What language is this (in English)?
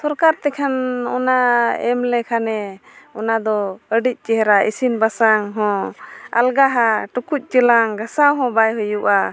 Santali